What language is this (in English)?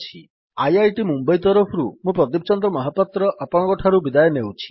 Odia